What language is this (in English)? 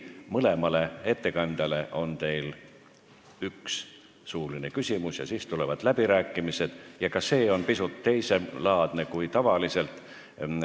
Estonian